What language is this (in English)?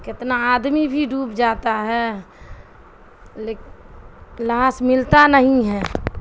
Urdu